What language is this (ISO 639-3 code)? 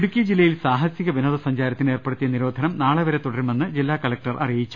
mal